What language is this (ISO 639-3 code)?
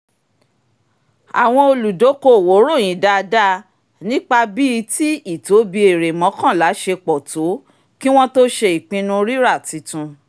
yor